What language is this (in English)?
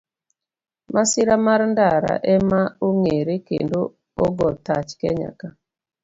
Luo (Kenya and Tanzania)